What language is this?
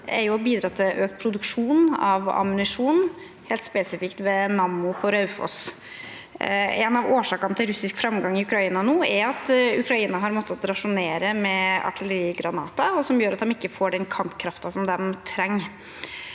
Norwegian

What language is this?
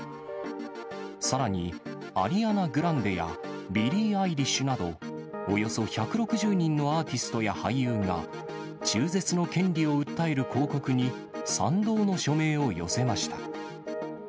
Japanese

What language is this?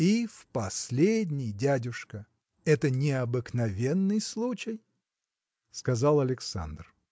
Russian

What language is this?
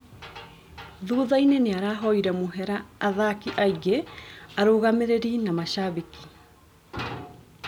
Kikuyu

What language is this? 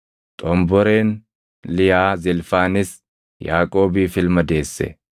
Oromo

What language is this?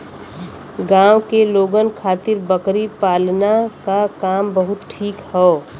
Bhojpuri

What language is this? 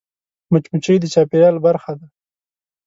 Pashto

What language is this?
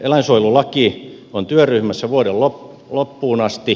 Finnish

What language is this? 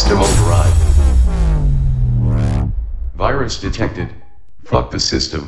English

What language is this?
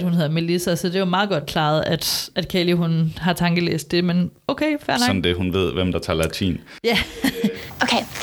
Danish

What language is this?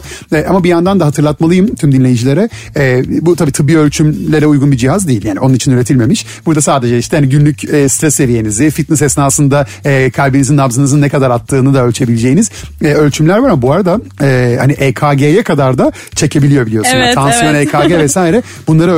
Turkish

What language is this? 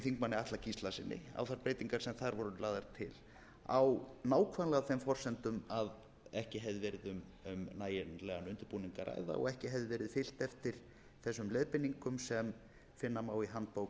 Icelandic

